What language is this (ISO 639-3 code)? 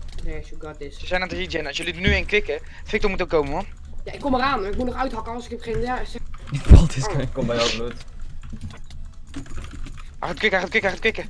nld